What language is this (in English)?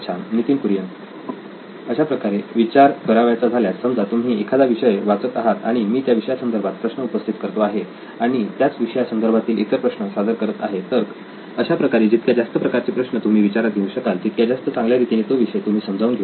Marathi